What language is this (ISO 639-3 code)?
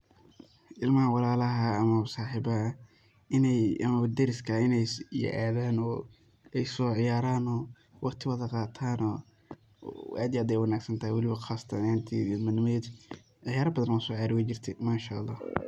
som